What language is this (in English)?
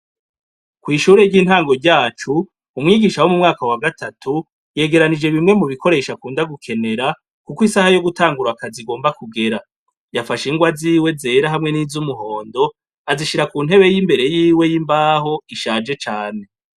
Rundi